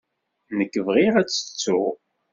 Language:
Kabyle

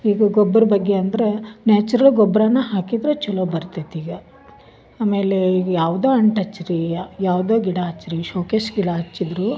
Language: Kannada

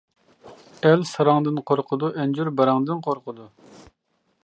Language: Uyghur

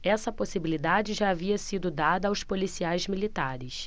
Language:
Portuguese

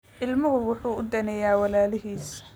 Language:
Somali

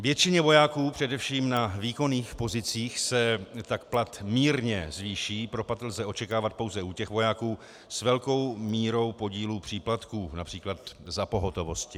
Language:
Czech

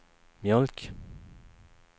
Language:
Swedish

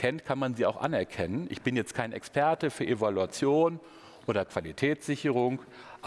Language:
German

